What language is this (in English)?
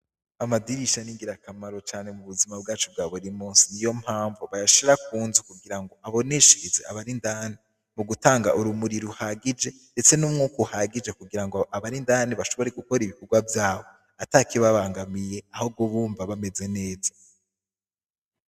Rundi